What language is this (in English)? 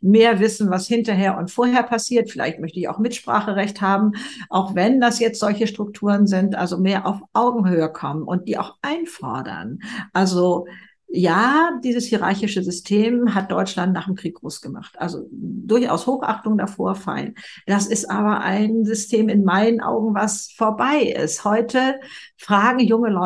German